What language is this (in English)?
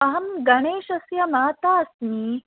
Sanskrit